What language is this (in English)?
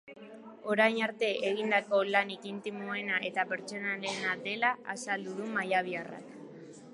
Basque